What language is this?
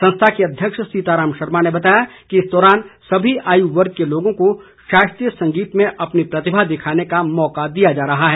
Hindi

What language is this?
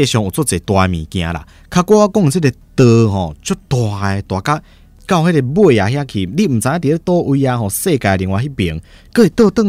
Chinese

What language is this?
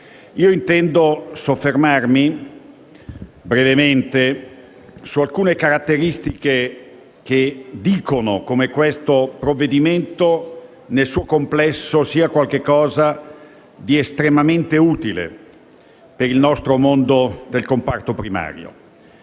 Italian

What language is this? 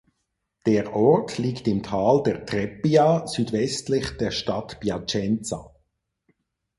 German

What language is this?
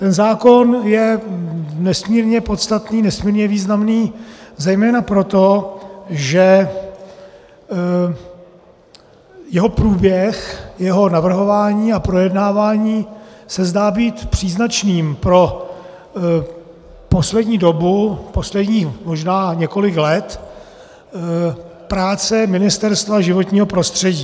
Czech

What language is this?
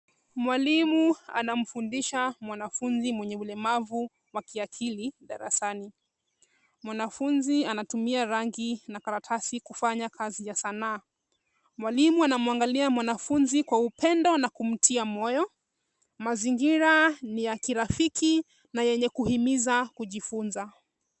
Swahili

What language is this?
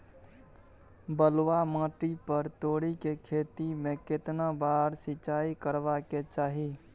Maithili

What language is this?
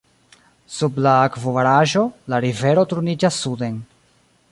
Esperanto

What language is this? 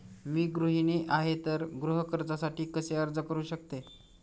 Marathi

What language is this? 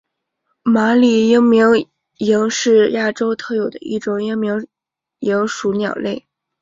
Chinese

